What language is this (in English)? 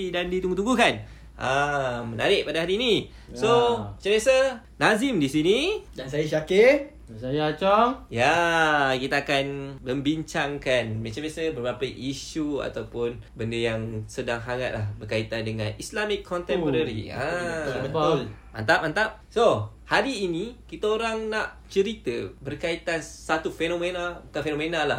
Malay